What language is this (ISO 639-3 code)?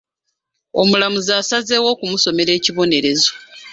lug